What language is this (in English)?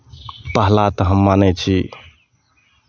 Maithili